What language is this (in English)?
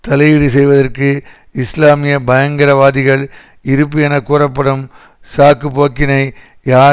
Tamil